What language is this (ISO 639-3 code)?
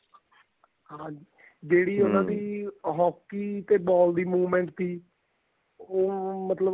pan